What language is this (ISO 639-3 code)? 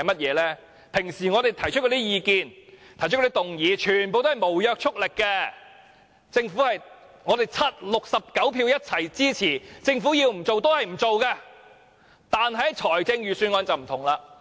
yue